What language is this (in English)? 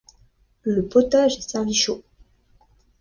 French